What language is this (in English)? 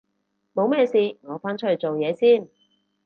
Cantonese